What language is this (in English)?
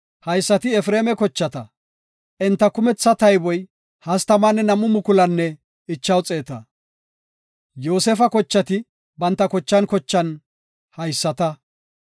Gofa